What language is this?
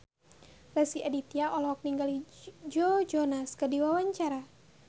Sundanese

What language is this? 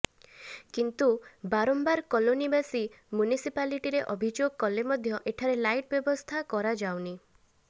Odia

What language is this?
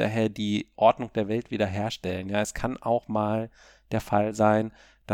German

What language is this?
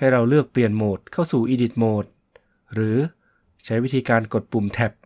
Thai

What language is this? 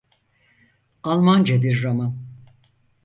Turkish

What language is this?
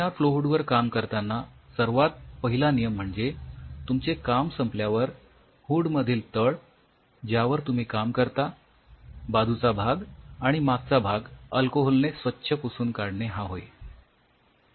Marathi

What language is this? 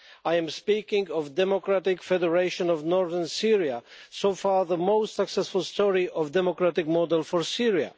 English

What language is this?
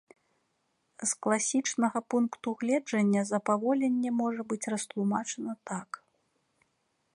Belarusian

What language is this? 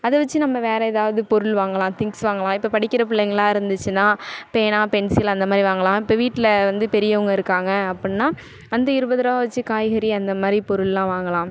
Tamil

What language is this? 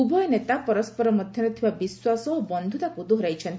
Odia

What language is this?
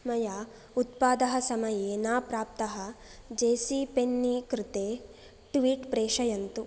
Sanskrit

